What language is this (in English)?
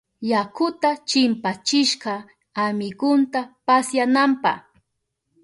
Southern Pastaza Quechua